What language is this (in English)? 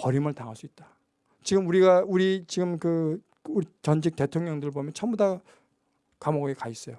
Korean